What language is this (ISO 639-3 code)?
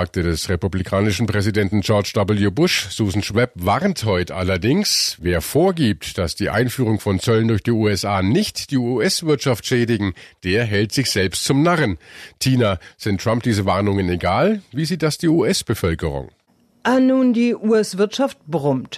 deu